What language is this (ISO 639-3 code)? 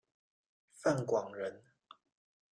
zho